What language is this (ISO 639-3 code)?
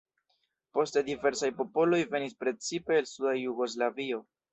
epo